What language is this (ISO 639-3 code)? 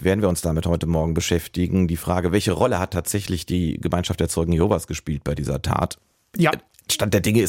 deu